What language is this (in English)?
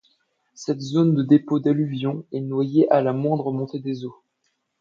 French